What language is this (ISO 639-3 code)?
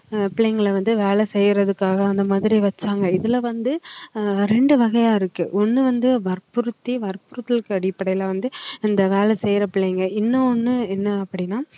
tam